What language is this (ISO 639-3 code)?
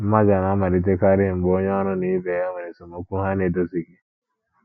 ibo